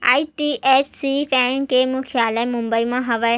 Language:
Chhattisgarhi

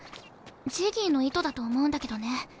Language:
Japanese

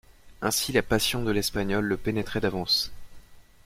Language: French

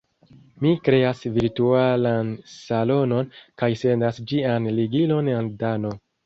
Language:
Esperanto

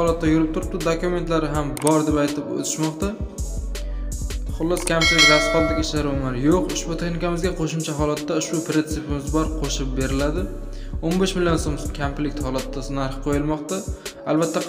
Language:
Turkish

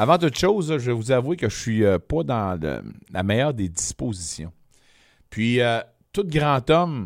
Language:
French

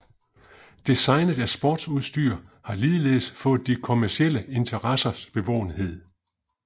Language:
Danish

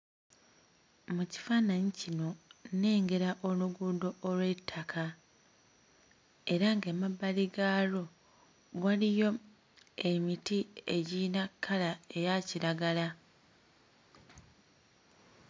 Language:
Ganda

